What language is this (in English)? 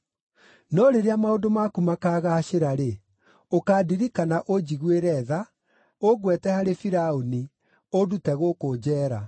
Kikuyu